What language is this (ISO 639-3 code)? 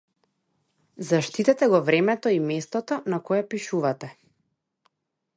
mkd